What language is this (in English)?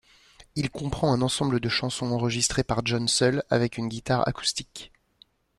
French